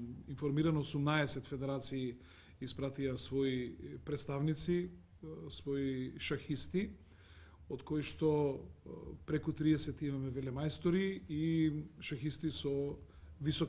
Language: Macedonian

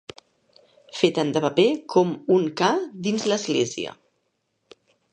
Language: Catalan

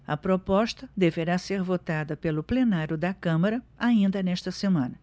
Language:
Portuguese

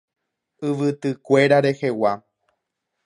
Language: Guarani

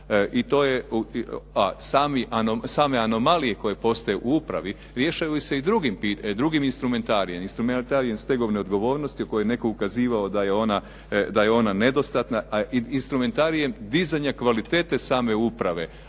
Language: Croatian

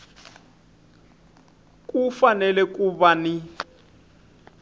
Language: Tsonga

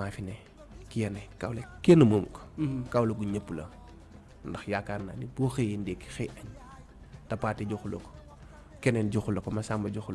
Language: Indonesian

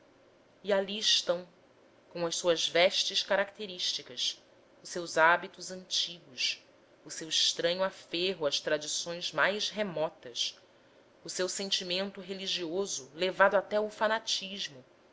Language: Portuguese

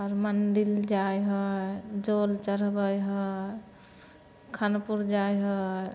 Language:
Maithili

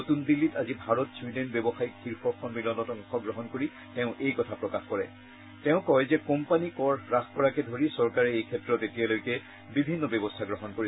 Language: Assamese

